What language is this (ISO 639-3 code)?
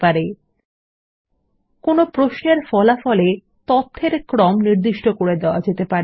ben